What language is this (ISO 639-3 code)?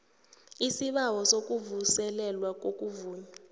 nbl